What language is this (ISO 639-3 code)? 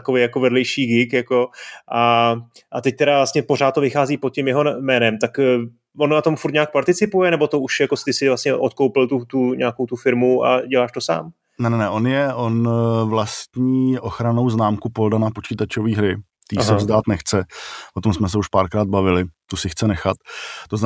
ces